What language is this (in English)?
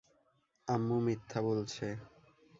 Bangla